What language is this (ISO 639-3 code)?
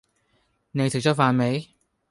yue